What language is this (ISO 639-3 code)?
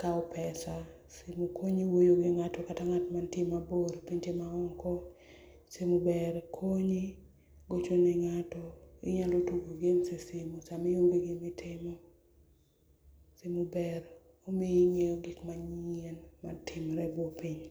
luo